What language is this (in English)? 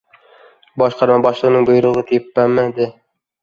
Uzbek